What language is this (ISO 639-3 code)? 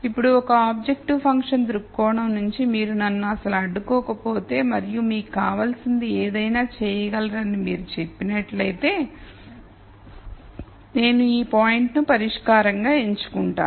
tel